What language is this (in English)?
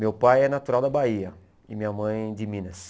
Portuguese